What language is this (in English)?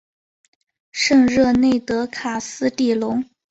Chinese